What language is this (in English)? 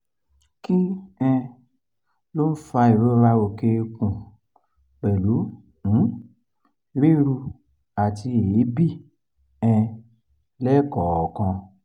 Yoruba